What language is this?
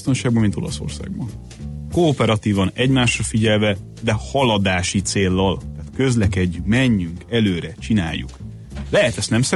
Hungarian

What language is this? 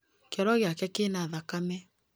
Kikuyu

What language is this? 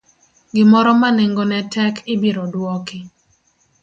Luo (Kenya and Tanzania)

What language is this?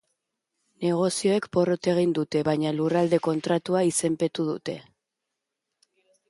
Basque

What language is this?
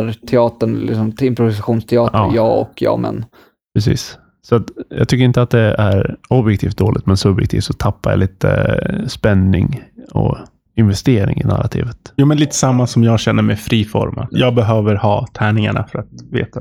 Swedish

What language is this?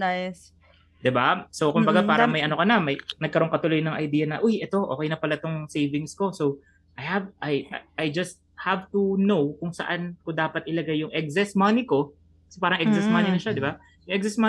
Filipino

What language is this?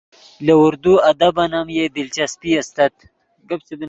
Yidgha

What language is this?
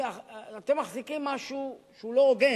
Hebrew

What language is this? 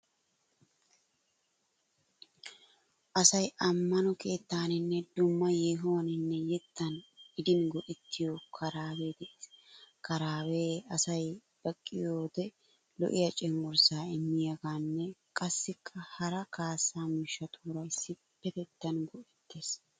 Wolaytta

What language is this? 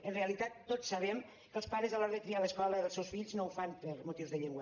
Catalan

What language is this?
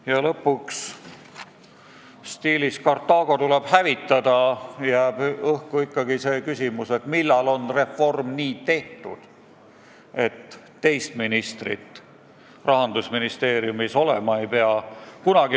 Estonian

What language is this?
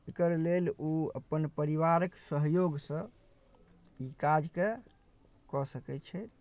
Maithili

